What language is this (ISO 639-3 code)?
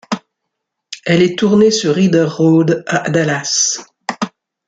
fra